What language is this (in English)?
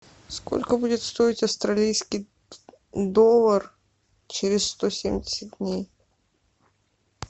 Russian